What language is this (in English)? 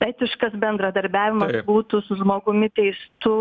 Lithuanian